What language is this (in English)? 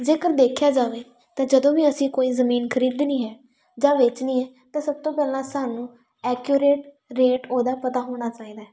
Punjabi